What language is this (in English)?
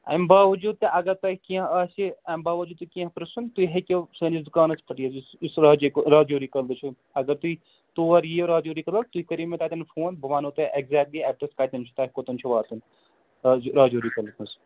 Kashmiri